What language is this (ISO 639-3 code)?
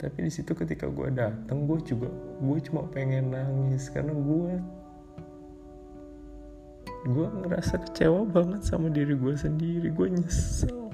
ind